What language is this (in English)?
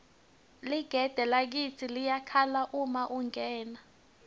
Swati